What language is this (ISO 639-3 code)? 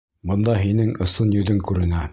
bak